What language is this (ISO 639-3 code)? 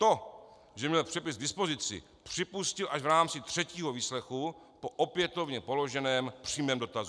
ces